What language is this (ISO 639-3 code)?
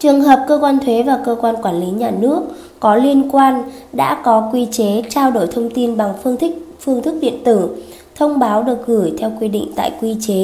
vie